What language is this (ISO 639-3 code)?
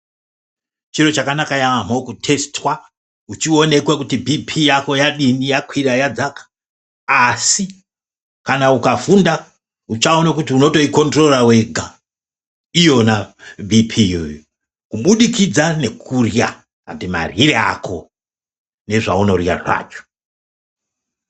ndc